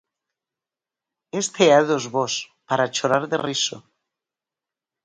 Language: Galician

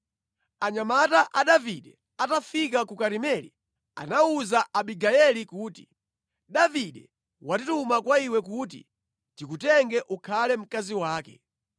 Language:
Nyanja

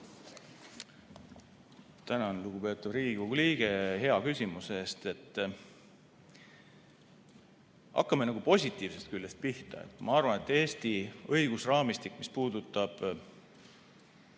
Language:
Estonian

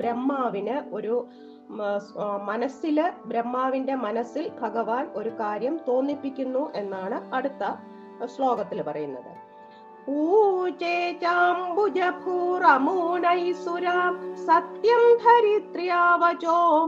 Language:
Malayalam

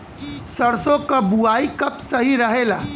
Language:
Bhojpuri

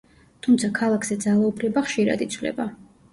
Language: Georgian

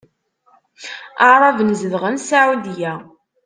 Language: Kabyle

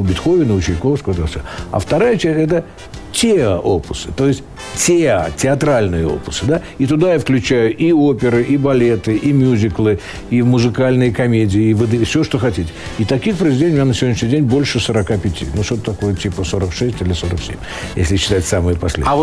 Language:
Russian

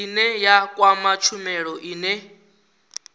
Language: Venda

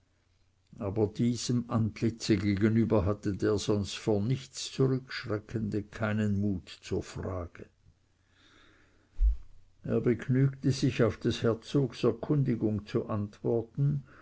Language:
German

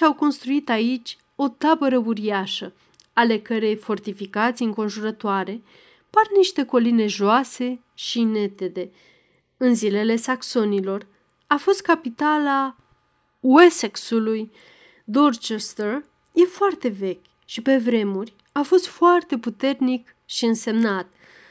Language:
Romanian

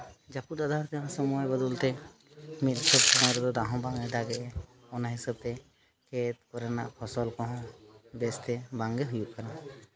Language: Santali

